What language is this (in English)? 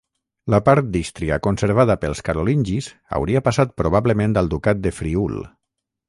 Catalan